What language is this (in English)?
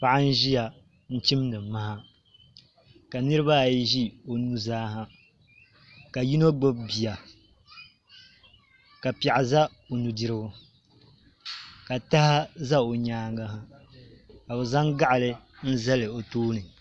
Dagbani